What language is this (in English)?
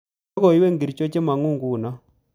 Kalenjin